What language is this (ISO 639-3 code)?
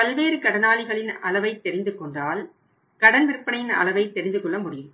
tam